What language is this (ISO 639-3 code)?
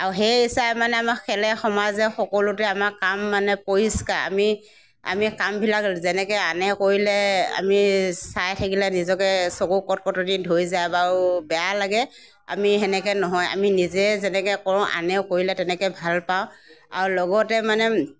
asm